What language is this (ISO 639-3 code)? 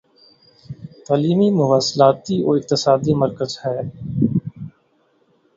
urd